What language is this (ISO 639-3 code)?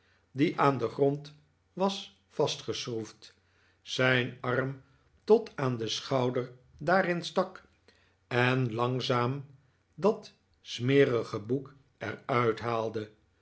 nld